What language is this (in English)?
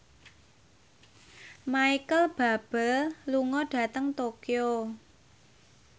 Javanese